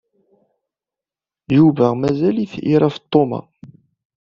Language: Kabyle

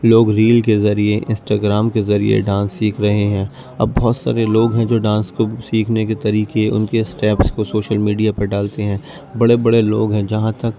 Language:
Urdu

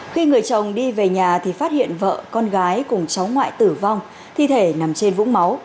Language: Vietnamese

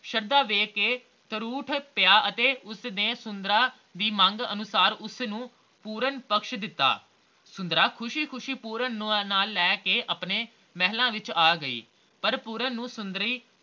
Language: Punjabi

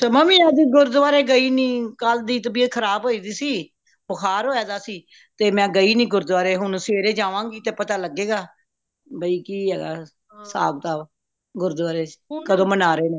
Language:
Punjabi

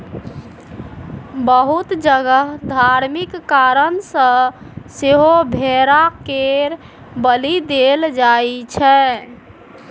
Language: Maithili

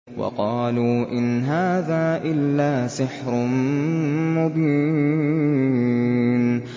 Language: Arabic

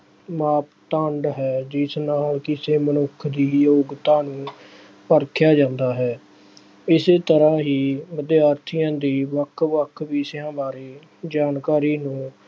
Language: Punjabi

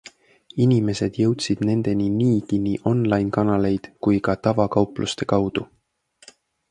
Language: Estonian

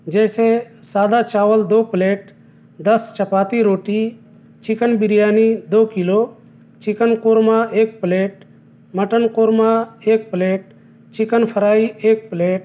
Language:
Urdu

